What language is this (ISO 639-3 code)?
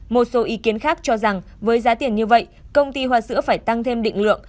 vie